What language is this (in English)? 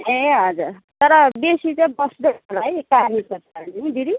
Nepali